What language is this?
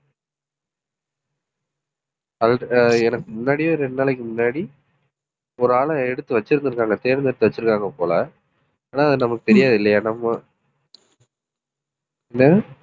Tamil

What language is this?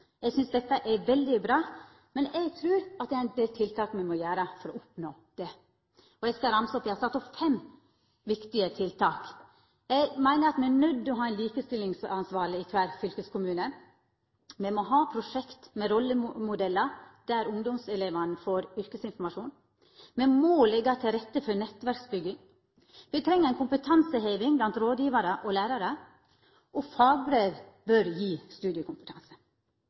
Norwegian Nynorsk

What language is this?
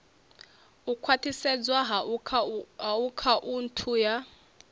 Venda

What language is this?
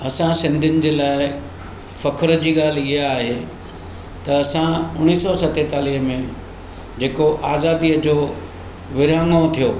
Sindhi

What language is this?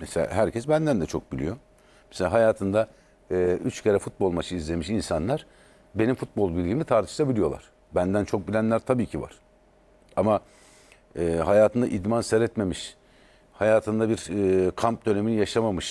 Turkish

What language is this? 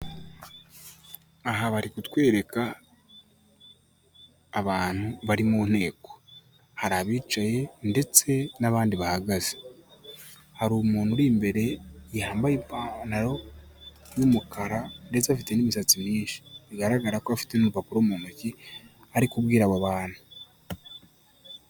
Kinyarwanda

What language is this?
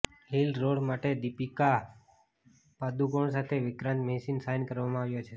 Gujarati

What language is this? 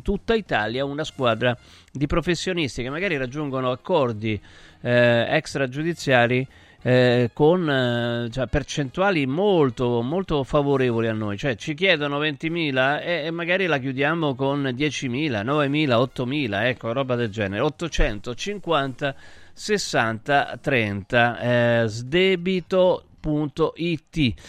Italian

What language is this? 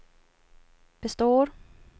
Swedish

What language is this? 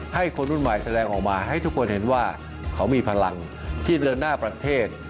Thai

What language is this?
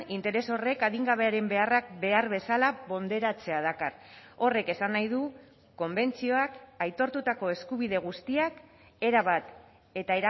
Basque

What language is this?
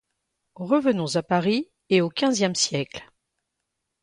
French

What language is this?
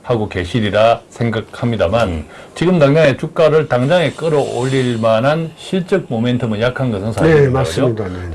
Korean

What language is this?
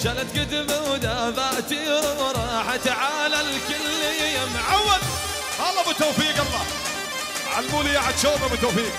Arabic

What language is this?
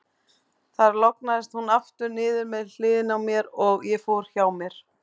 Icelandic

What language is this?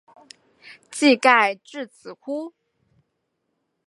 Chinese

